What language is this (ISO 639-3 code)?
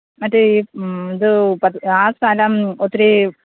mal